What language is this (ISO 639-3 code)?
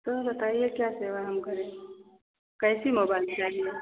hin